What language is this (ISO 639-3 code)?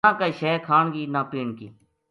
gju